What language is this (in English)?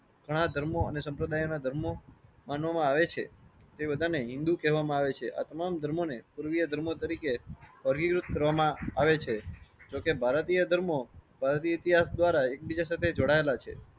Gujarati